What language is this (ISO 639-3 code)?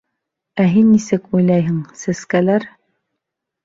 bak